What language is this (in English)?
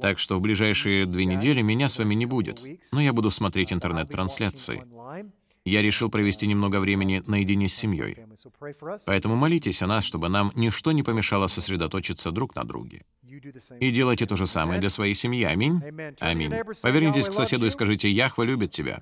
Russian